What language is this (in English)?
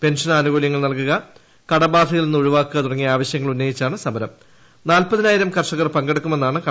Malayalam